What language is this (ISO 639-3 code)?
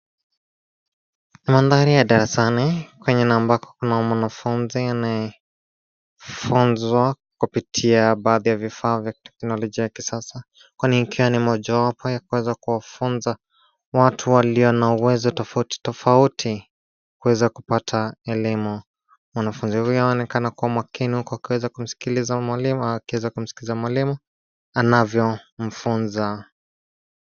swa